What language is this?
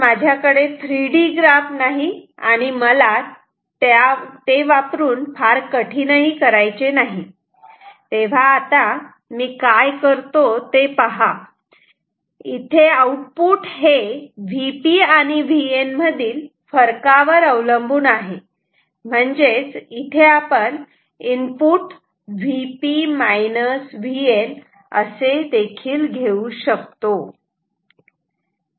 Marathi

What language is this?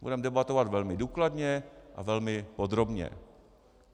Czech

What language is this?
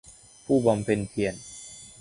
Thai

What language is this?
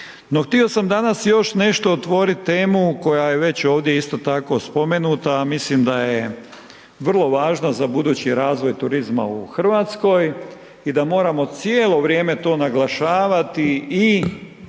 Croatian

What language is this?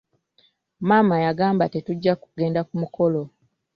Ganda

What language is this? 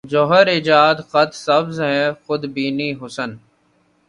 Urdu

